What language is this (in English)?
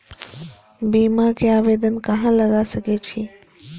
Maithili